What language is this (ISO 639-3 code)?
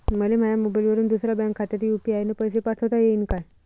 mar